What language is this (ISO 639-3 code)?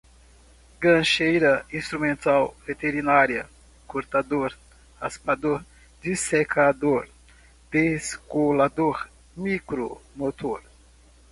por